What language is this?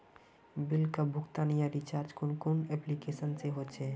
Magahi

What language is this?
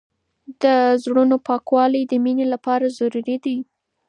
Pashto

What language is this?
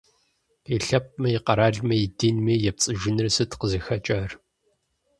Kabardian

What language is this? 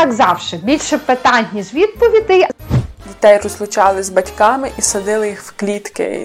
Ukrainian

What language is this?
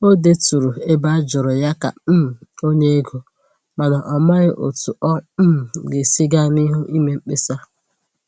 Igbo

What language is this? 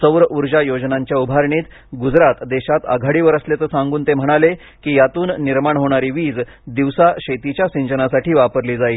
Marathi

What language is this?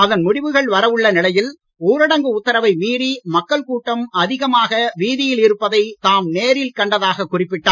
Tamil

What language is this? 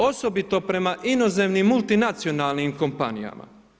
Croatian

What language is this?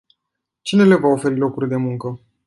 Romanian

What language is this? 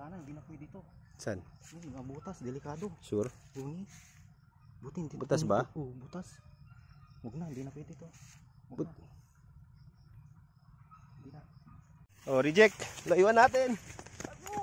Filipino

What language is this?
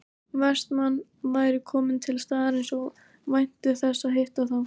Icelandic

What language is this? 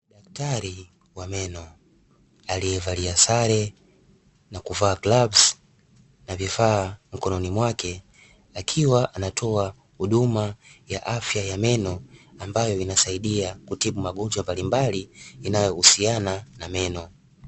Swahili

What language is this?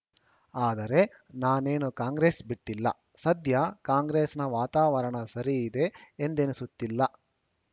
Kannada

